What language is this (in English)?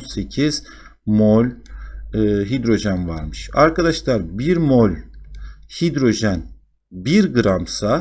Turkish